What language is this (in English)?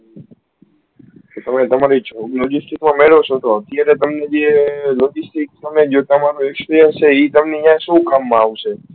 Gujarati